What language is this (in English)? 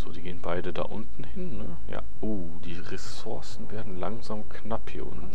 German